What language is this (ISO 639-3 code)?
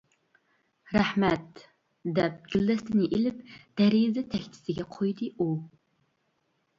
uig